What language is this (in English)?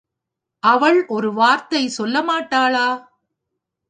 Tamil